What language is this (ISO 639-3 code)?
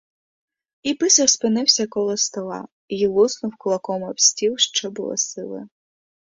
ukr